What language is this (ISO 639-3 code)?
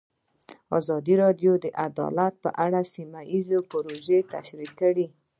pus